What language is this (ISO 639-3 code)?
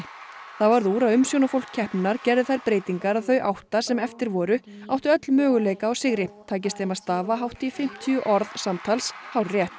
isl